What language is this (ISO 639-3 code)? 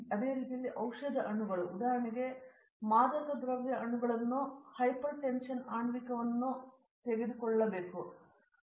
kan